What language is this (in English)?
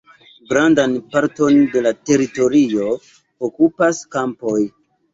Esperanto